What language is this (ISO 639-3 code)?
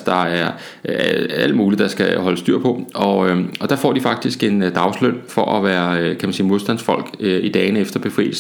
dan